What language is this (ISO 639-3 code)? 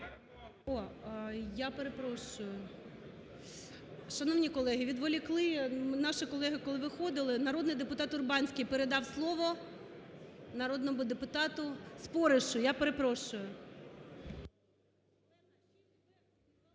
ukr